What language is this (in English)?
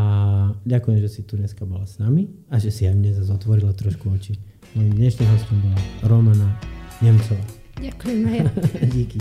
Slovak